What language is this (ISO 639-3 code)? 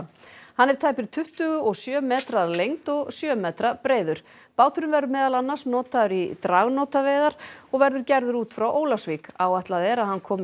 isl